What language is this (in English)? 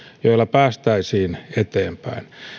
Finnish